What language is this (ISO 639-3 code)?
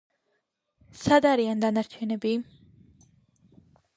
kat